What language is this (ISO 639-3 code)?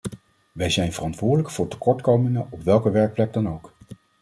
nld